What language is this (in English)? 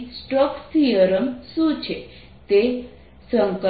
Gujarati